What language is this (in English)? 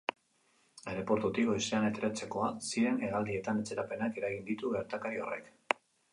Basque